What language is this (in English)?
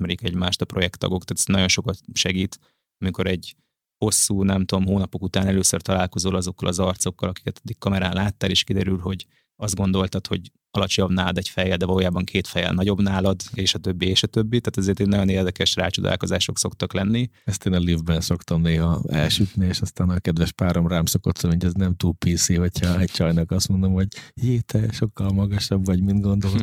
Hungarian